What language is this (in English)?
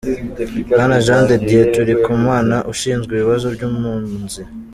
Kinyarwanda